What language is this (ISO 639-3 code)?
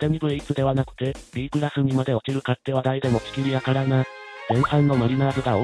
jpn